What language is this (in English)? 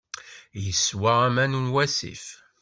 Kabyle